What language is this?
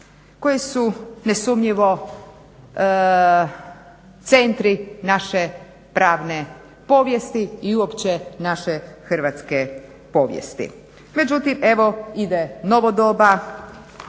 Croatian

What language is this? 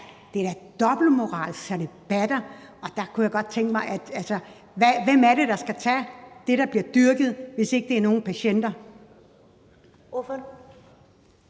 Danish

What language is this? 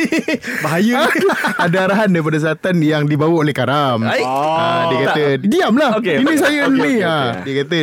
Malay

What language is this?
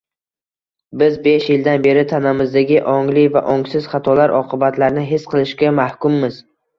Uzbek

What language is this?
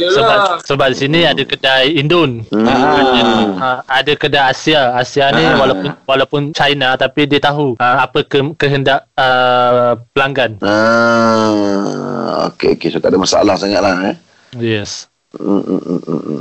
Malay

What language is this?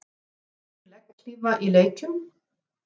Icelandic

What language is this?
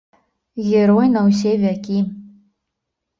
Belarusian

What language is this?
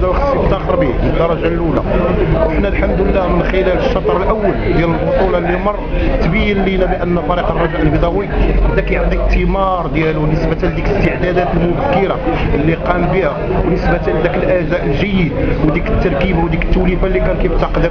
Arabic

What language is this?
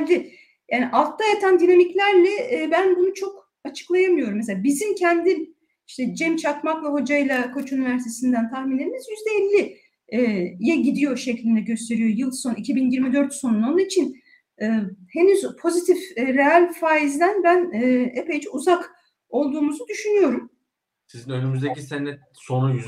Turkish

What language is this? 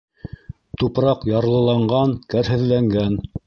Bashkir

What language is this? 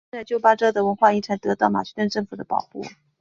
Chinese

